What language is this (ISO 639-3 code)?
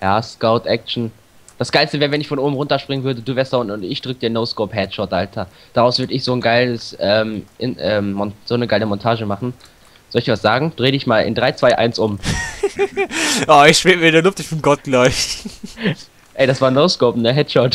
deu